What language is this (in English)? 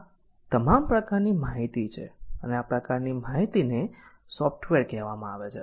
Gujarati